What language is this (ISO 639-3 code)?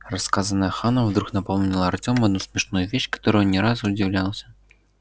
rus